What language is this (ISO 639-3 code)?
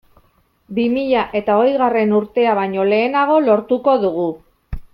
eus